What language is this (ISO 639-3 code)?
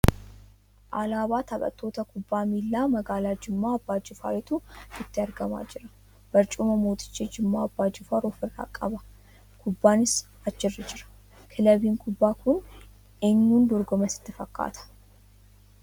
orm